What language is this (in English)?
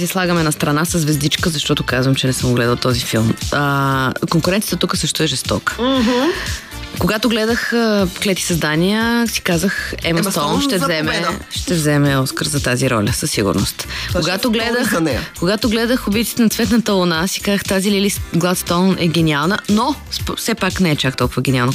Bulgarian